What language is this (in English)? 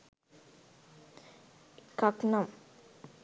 Sinhala